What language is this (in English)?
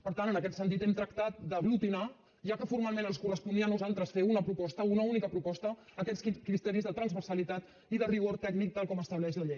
Catalan